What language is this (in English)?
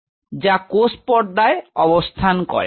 Bangla